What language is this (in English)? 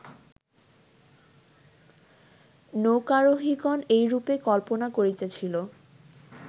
Bangla